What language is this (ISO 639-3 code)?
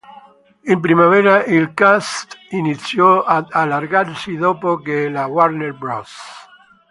ita